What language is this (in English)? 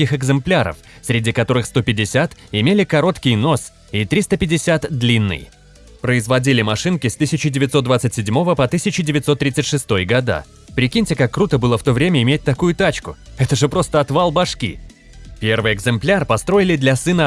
Russian